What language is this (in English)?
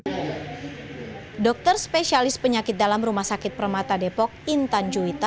Indonesian